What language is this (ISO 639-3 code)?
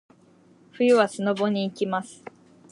jpn